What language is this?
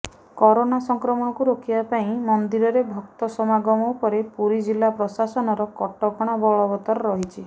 Odia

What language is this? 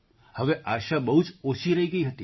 Gujarati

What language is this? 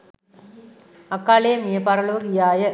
Sinhala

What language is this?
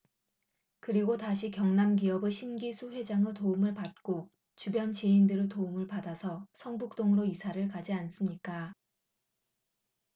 Korean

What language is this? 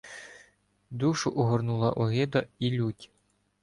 Ukrainian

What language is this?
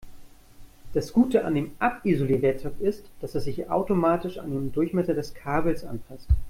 German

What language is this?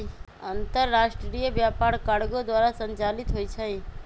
Magahi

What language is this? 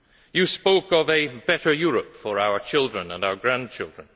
English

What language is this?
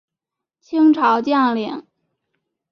Chinese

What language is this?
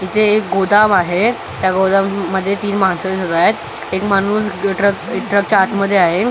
Marathi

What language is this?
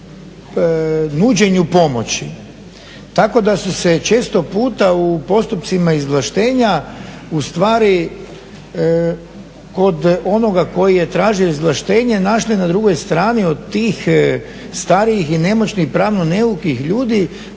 Croatian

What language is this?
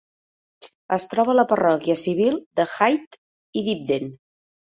Catalan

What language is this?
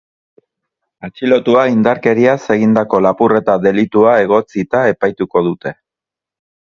Basque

